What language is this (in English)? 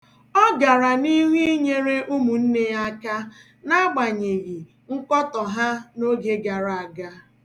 Igbo